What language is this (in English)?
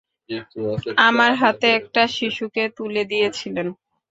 Bangla